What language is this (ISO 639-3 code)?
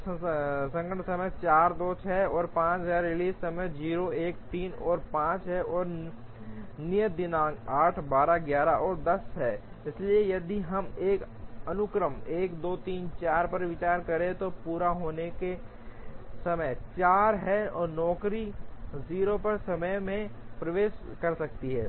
hin